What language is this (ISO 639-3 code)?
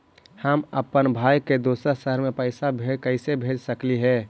mag